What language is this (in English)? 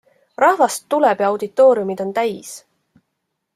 Estonian